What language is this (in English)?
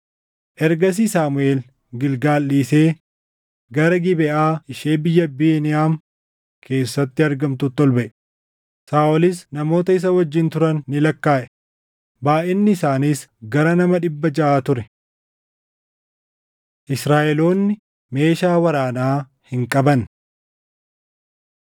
Oromo